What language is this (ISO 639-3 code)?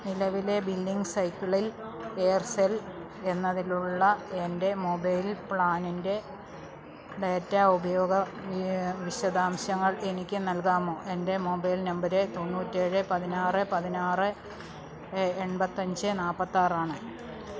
mal